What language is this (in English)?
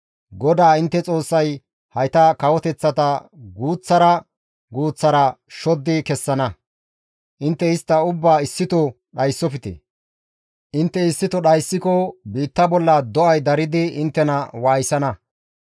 Gamo